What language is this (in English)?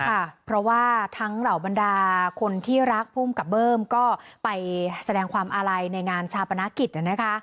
Thai